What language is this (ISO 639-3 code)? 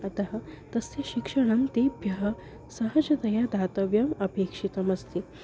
san